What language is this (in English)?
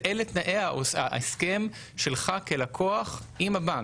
Hebrew